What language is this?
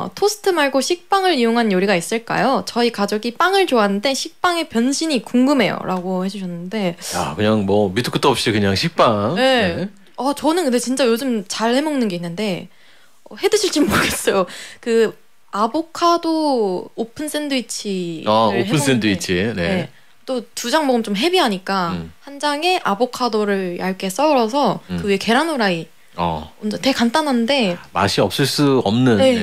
Korean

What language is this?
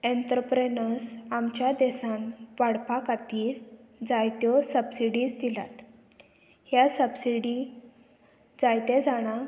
Konkani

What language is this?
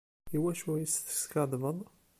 Kabyle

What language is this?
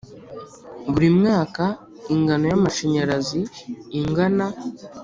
Kinyarwanda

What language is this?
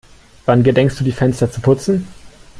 German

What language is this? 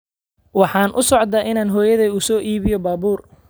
Somali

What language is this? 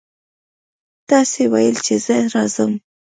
Pashto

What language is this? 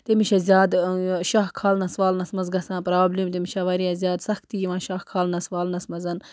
Kashmiri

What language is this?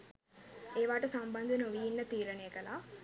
Sinhala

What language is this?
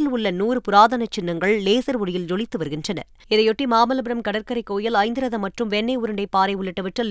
Tamil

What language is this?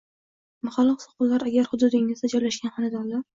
Uzbek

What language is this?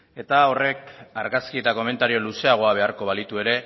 Basque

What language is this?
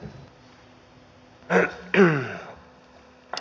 Finnish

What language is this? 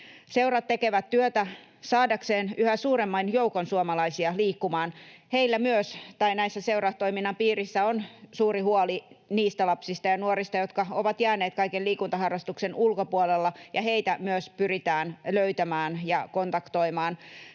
Finnish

